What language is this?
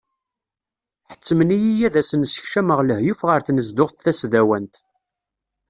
Kabyle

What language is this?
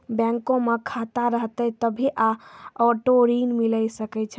Maithili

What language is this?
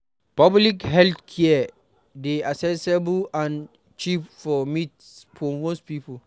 Nigerian Pidgin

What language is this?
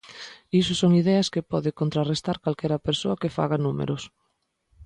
Galician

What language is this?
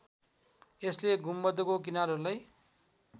Nepali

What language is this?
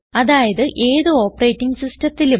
Malayalam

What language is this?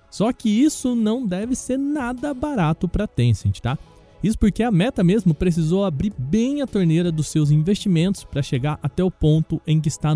Portuguese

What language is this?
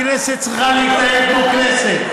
Hebrew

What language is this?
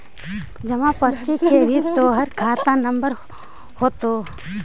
Magahi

